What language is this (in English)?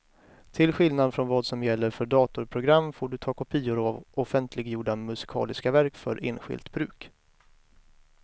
Swedish